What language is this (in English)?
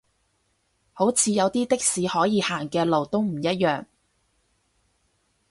Cantonese